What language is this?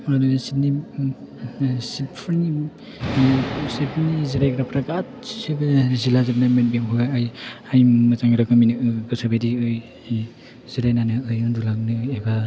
Bodo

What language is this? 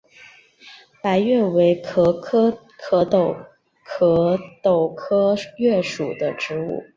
Chinese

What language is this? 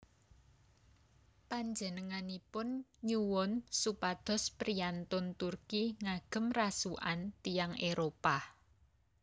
Javanese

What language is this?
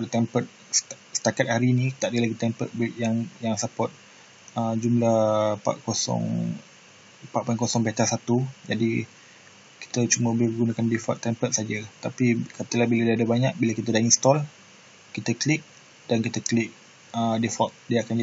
Malay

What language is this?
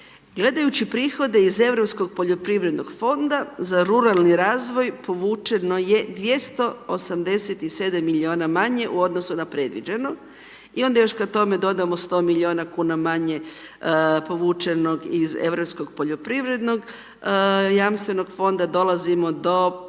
Croatian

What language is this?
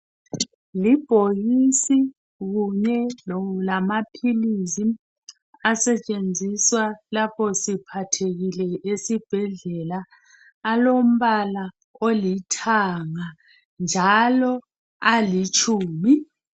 North Ndebele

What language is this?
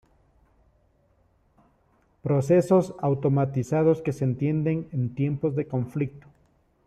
Spanish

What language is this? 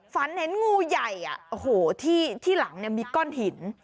Thai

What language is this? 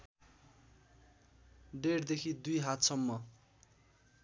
Nepali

